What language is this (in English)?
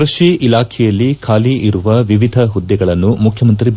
Kannada